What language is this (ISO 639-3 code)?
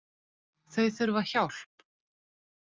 isl